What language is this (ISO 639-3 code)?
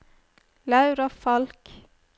nor